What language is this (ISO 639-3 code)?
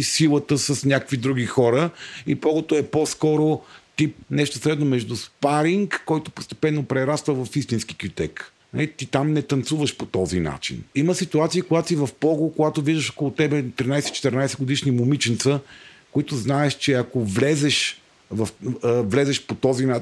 bul